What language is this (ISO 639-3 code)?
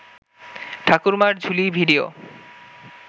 ben